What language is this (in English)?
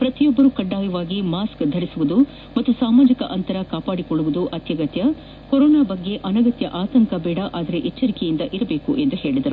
Kannada